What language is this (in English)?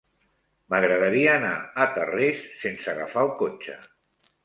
Catalan